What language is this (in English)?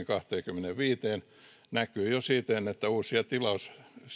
Finnish